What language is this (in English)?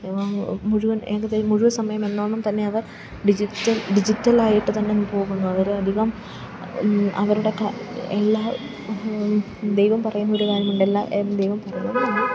Malayalam